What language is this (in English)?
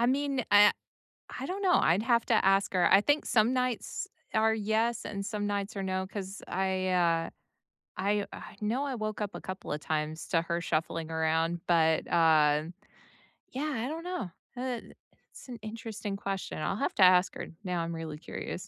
English